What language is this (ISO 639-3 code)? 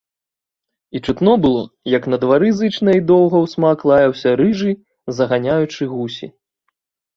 bel